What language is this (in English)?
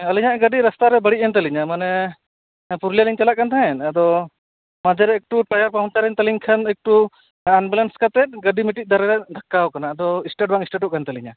Santali